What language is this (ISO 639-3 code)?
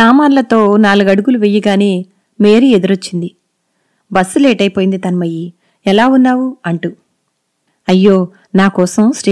tel